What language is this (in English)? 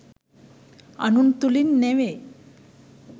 Sinhala